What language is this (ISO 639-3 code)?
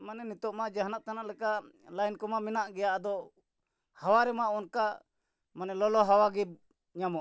sat